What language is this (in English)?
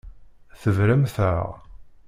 Kabyle